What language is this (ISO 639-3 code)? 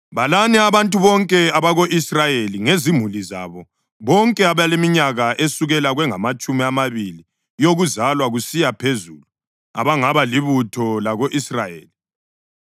nde